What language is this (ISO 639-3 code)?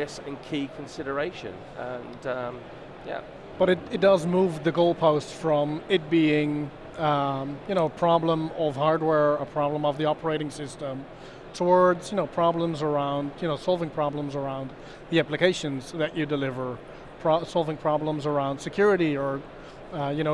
eng